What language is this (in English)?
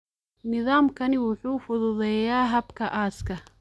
Somali